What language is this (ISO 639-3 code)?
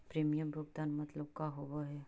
mag